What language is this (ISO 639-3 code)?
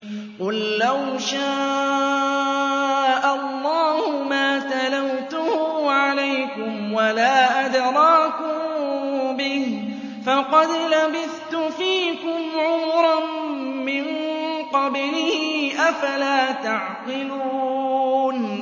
ara